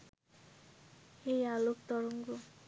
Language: Bangla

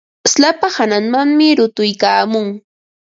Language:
Ambo-Pasco Quechua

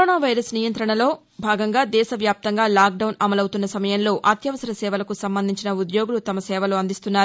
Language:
Telugu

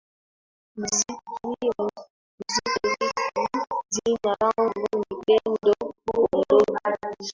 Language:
Swahili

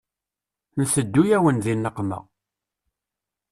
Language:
Kabyle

